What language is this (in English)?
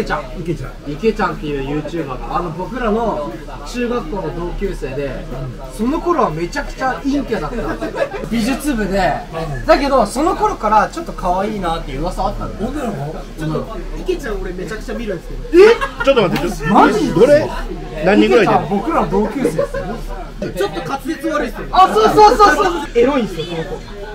Japanese